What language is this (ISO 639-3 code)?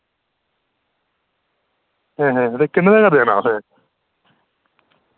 doi